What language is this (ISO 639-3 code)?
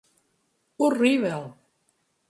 por